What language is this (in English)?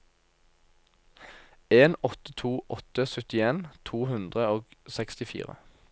Norwegian